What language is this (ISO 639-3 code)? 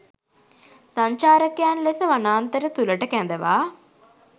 sin